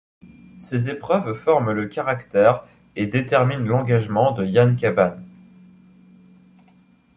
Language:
French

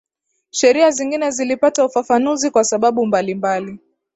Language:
Swahili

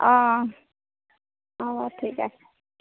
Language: Assamese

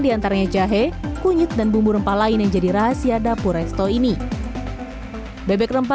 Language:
Indonesian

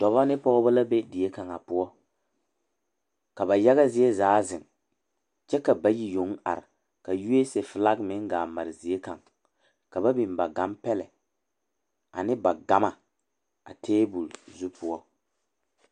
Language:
Southern Dagaare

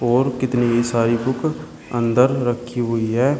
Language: Hindi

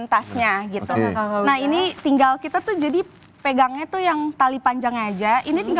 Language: Indonesian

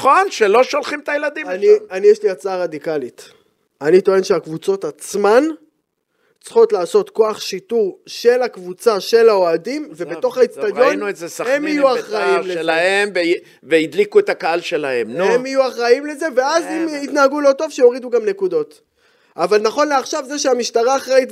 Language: Hebrew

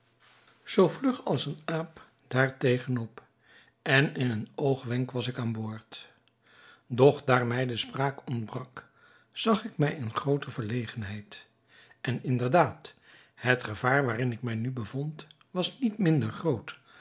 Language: Dutch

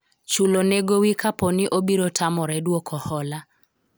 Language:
Luo (Kenya and Tanzania)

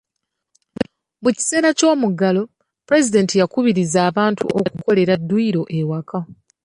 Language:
Ganda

